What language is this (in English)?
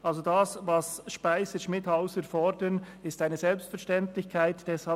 Swiss German